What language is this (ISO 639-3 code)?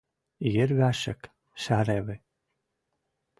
mrj